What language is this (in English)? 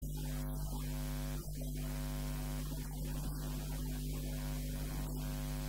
Hebrew